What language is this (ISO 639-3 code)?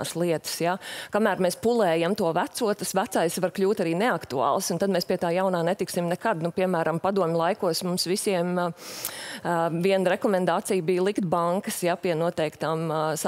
lav